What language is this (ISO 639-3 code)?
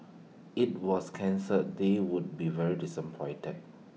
eng